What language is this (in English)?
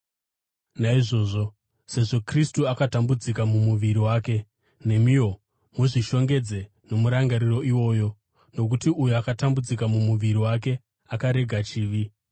Shona